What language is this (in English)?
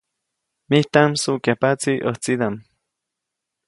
Copainalá Zoque